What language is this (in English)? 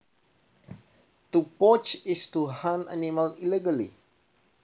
Javanese